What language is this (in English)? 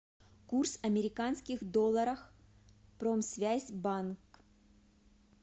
Russian